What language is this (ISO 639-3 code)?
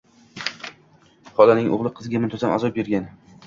uzb